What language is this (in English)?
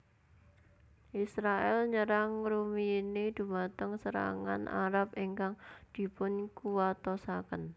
Javanese